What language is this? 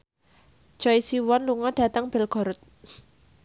Javanese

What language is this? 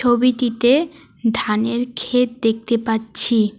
Bangla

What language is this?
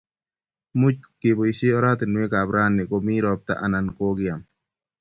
Kalenjin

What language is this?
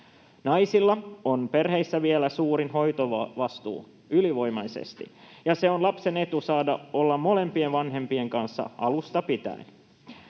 Finnish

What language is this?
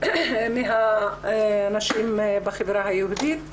Hebrew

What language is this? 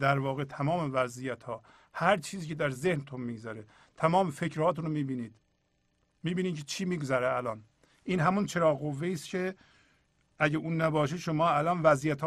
Persian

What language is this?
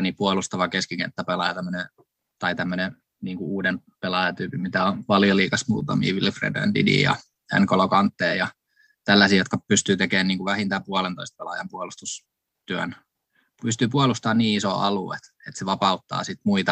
Finnish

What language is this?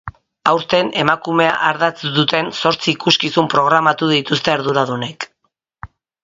Basque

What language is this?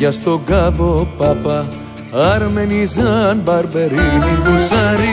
Greek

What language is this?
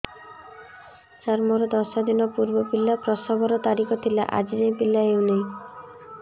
Odia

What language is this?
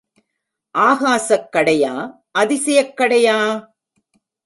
Tamil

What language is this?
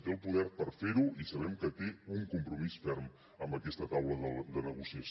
Catalan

